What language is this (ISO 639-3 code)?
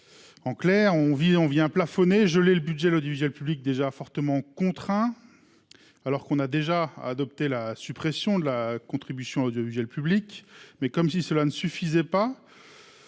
fra